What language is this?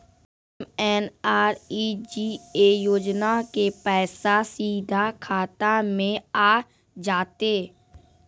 Maithili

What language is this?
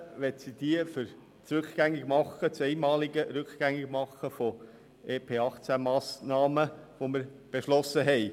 Swiss German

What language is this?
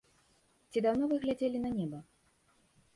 Belarusian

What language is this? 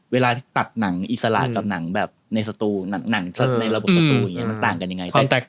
Thai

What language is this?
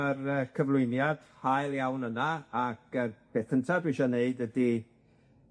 Welsh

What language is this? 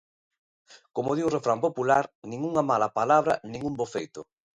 Galician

